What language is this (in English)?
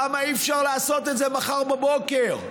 Hebrew